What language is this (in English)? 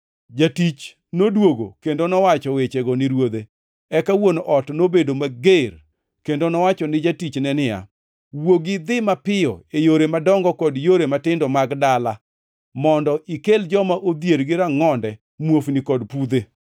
Luo (Kenya and Tanzania)